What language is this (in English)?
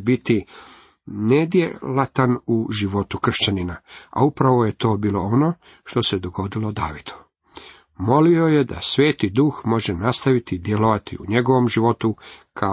Croatian